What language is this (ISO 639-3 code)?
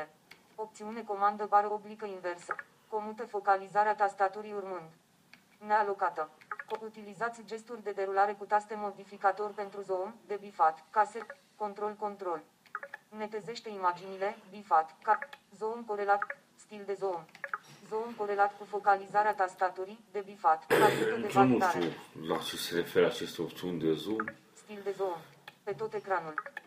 ron